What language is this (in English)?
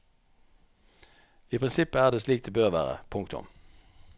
Norwegian